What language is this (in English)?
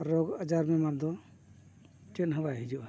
Santali